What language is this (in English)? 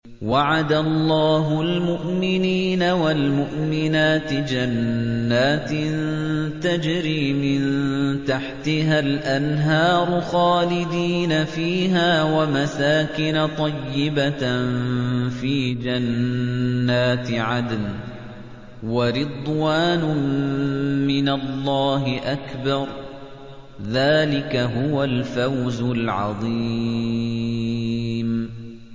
Arabic